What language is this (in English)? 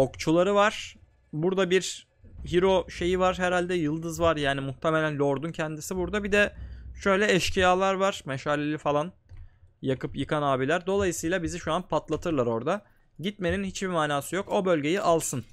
Turkish